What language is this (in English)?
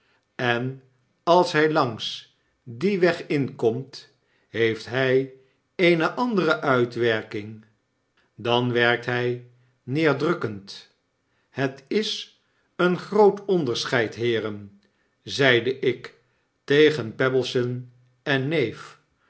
Dutch